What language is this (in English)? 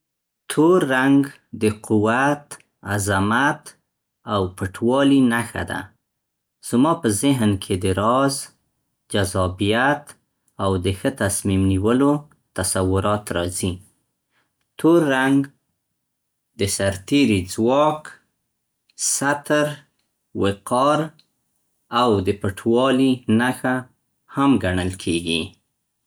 Central Pashto